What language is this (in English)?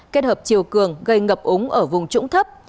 Vietnamese